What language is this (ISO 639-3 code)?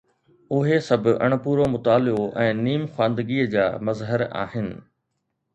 snd